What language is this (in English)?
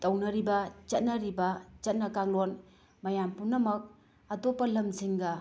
Manipuri